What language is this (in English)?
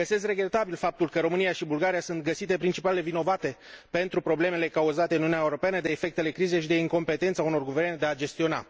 Romanian